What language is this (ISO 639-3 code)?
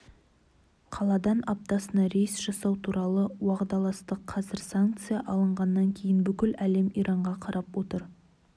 kaz